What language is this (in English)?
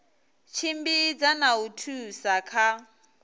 Venda